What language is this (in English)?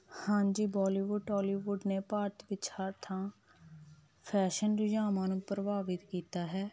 Punjabi